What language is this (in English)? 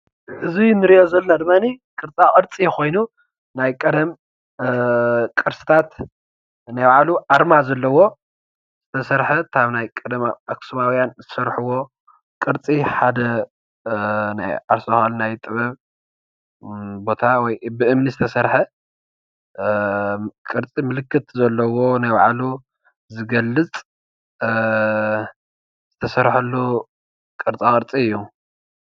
Tigrinya